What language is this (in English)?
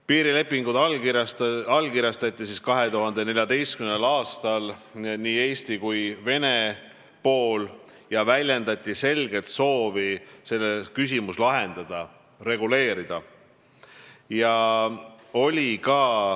Estonian